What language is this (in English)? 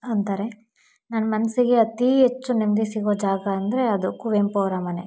Kannada